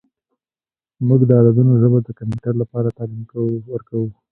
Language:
Pashto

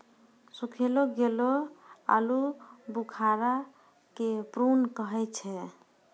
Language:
Maithili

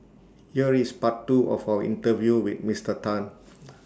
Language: English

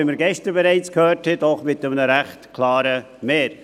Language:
Swiss German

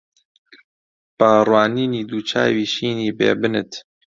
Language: Central Kurdish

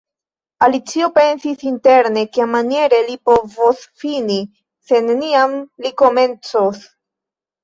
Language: Esperanto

